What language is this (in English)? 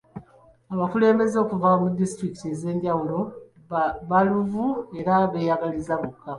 Ganda